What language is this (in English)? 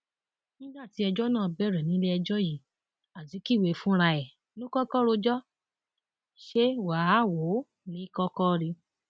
Yoruba